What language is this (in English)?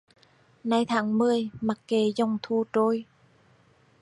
Vietnamese